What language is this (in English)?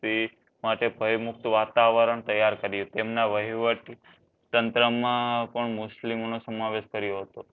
Gujarati